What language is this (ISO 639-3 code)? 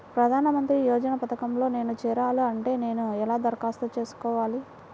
tel